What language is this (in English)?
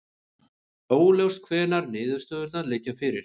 Icelandic